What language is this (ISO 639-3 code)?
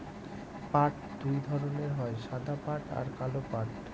ben